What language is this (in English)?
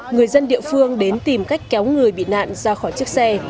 Vietnamese